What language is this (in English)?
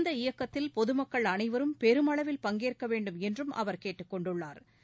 Tamil